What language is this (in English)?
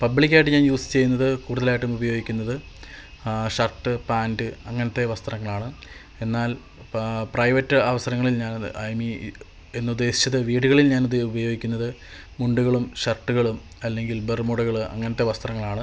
Malayalam